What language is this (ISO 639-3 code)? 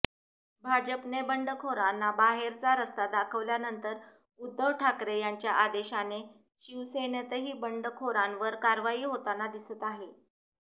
mar